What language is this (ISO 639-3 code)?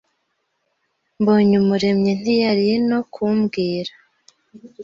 kin